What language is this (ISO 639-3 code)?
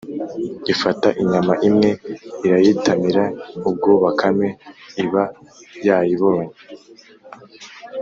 kin